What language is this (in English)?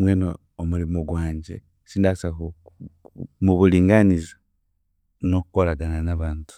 Chiga